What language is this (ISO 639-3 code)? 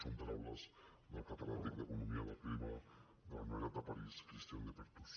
cat